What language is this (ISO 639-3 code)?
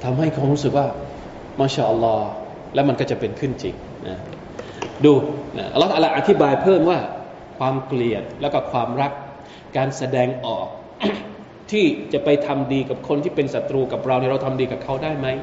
tha